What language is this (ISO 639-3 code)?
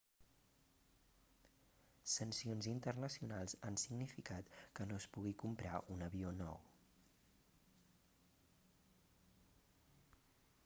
cat